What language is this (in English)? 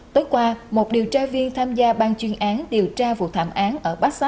Vietnamese